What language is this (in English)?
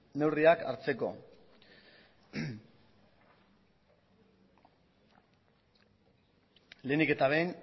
Basque